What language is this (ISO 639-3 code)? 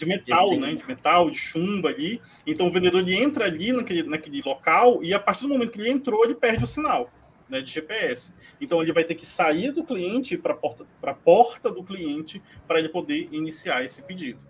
por